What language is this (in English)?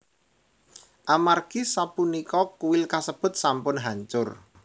Javanese